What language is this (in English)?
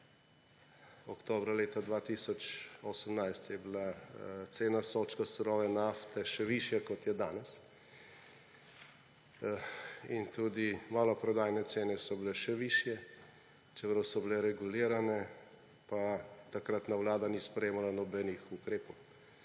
Slovenian